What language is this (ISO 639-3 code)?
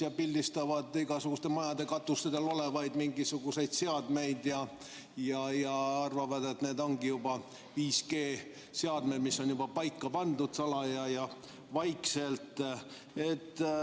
est